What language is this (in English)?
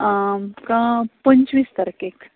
Konkani